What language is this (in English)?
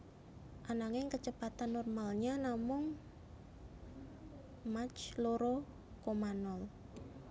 Javanese